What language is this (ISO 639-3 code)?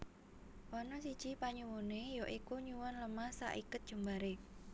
jav